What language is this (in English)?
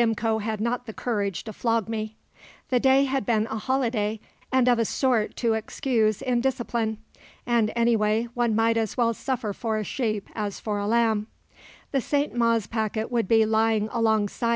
English